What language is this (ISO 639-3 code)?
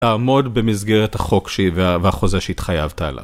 heb